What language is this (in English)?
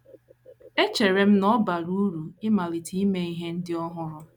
Igbo